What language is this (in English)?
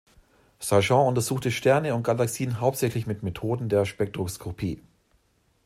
German